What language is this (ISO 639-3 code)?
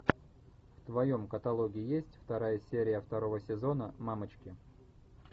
rus